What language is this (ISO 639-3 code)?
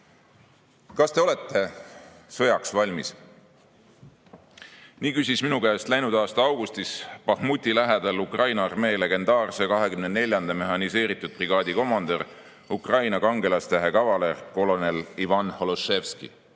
est